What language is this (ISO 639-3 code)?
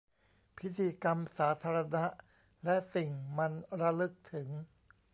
tha